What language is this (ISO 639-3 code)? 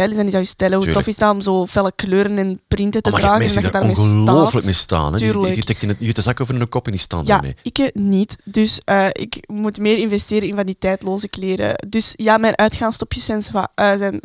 nld